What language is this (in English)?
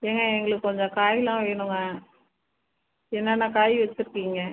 Tamil